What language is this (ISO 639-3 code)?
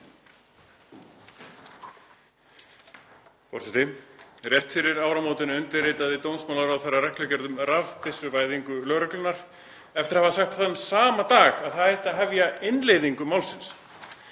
isl